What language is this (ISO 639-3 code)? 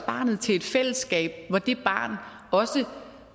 dan